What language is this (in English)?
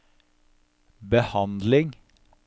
Norwegian